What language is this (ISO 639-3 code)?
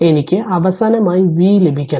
mal